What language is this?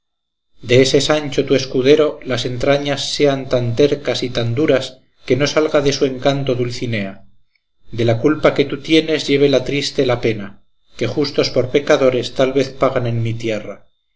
Spanish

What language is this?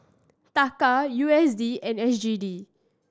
English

